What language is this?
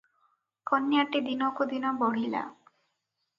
Odia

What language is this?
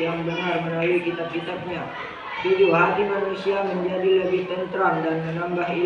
Indonesian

